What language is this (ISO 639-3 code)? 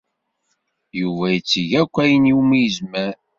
kab